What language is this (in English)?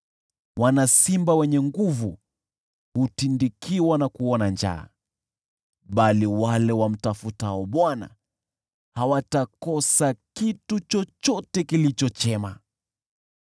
Swahili